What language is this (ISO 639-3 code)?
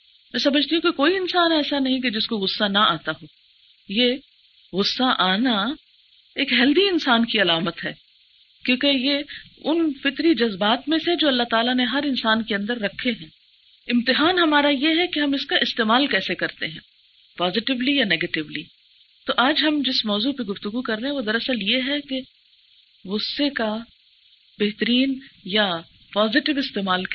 urd